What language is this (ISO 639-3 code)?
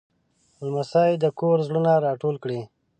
pus